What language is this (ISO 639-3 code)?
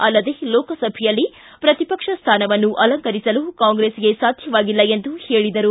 kan